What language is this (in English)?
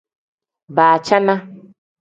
Tem